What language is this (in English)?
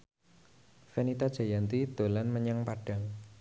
Javanese